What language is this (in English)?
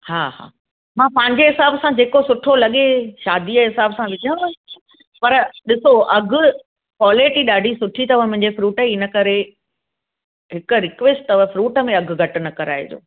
Sindhi